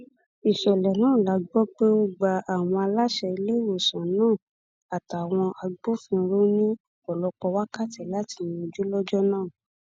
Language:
Yoruba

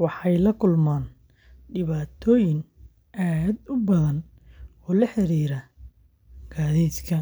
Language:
Somali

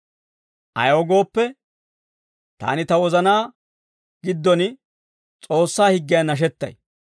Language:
Dawro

